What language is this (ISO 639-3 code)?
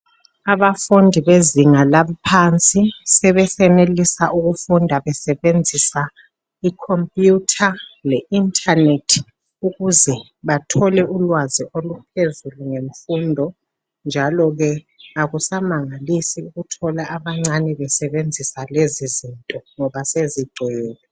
nde